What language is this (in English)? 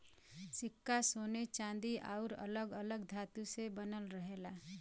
Bhojpuri